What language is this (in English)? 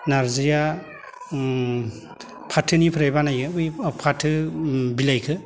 Bodo